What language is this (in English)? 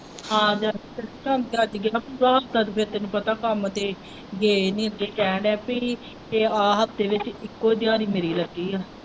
Punjabi